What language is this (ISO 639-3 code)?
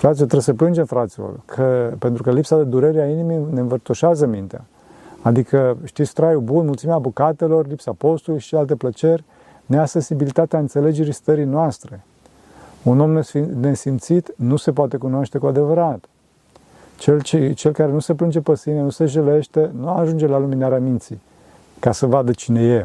ron